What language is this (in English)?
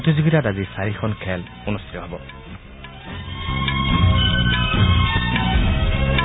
Assamese